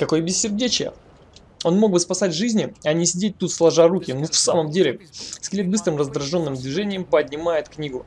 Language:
Russian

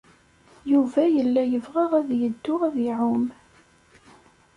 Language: Kabyle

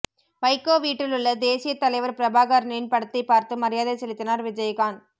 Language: Tamil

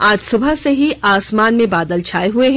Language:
Hindi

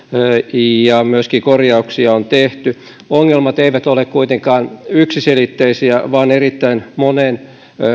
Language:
Finnish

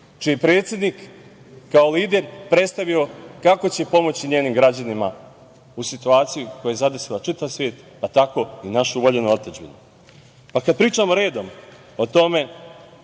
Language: Serbian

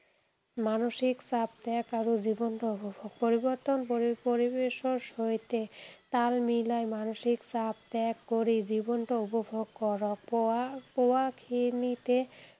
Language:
Assamese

